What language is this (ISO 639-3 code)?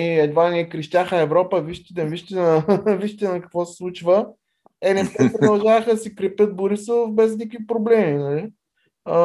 bul